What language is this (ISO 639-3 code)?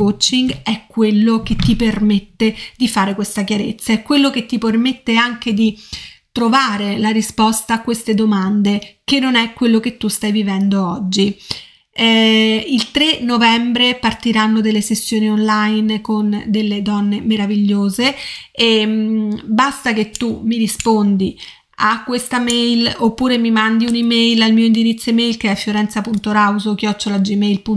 ita